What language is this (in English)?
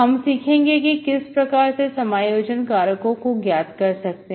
Hindi